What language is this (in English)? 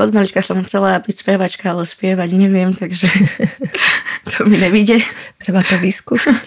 Slovak